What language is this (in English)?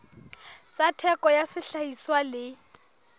Southern Sotho